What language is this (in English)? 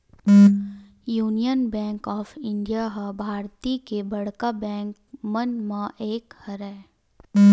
Chhattisgarhi